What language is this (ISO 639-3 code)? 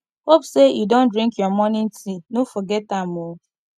pcm